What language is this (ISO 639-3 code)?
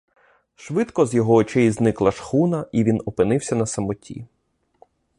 ukr